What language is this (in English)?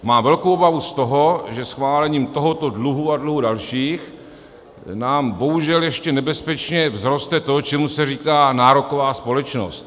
Czech